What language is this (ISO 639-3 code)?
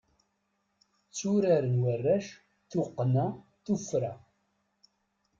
kab